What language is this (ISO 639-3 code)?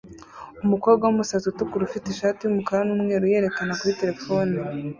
kin